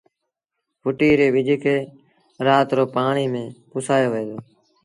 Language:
Sindhi Bhil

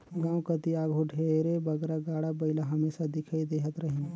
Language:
Chhattisgarhi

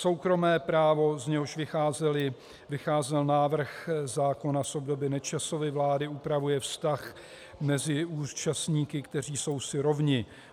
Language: Czech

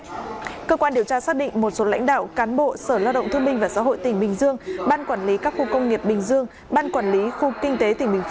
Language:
Vietnamese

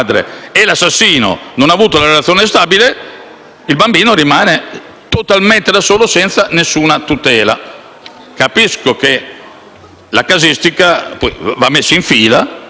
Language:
Italian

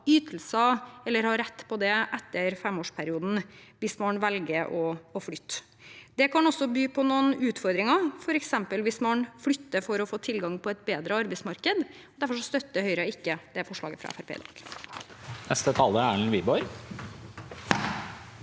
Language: Norwegian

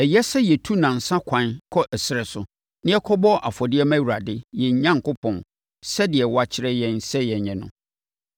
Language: Akan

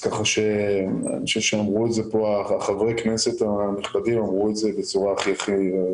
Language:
Hebrew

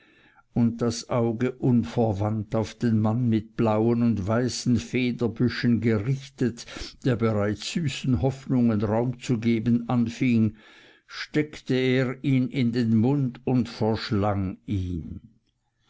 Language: German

